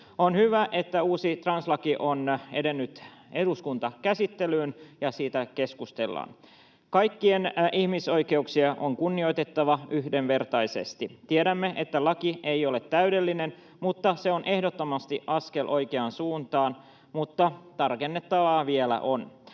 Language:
Finnish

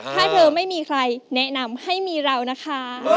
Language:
Thai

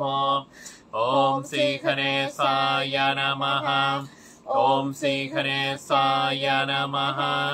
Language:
Thai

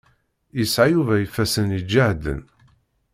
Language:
Kabyle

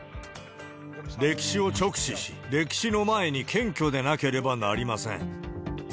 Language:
Japanese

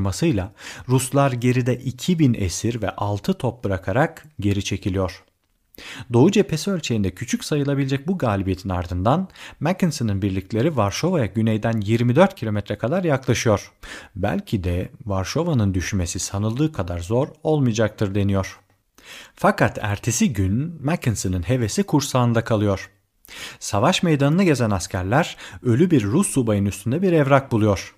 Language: Turkish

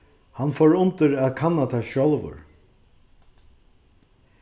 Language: Faroese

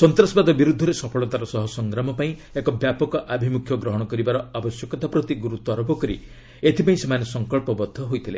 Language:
Odia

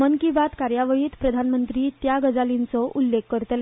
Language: Konkani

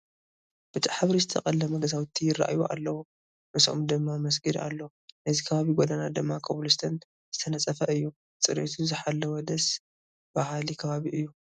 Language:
Tigrinya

